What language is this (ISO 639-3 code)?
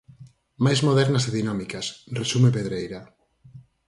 glg